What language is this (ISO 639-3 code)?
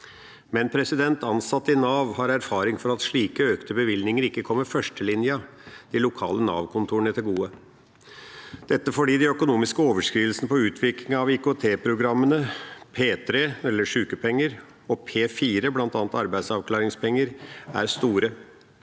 nor